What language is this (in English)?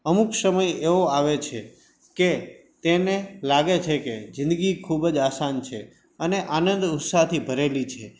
Gujarati